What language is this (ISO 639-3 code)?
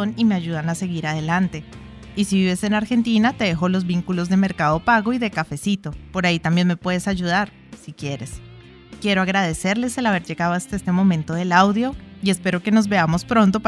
spa